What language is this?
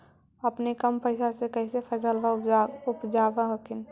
Magahi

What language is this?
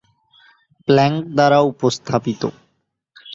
Bangla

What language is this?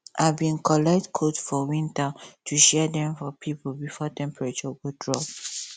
Nigerian Pidgin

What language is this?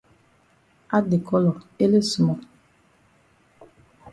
Cameroon Pidgin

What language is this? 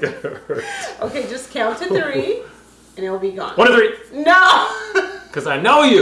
English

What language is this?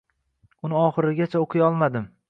Uzbek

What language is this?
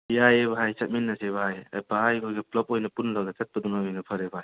Manipuri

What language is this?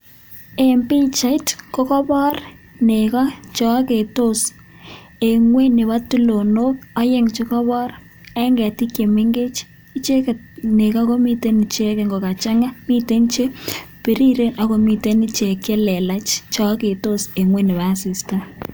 Kalenjin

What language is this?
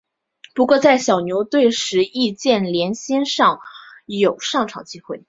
Chinese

